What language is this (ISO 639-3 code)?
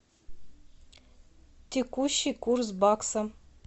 rus